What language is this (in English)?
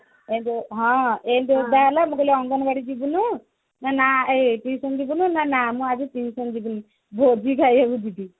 Odia